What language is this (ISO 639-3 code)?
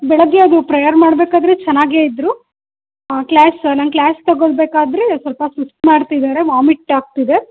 kan